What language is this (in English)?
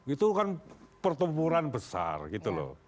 Indonesian